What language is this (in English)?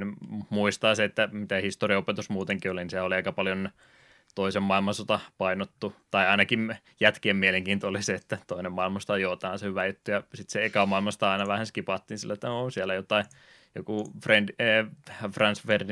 Finnish